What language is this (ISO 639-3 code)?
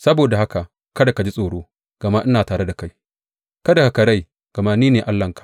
hau